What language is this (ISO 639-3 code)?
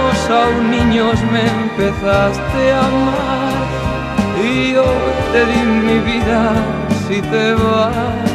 ron